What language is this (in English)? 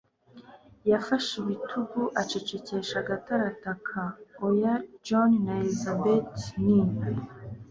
Kinyarwanda